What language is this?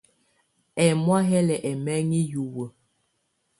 Tunen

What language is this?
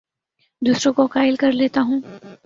Urdu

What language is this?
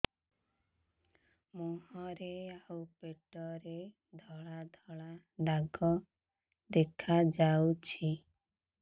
Odia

